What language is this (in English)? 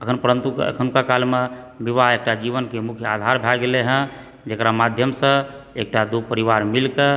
Maithili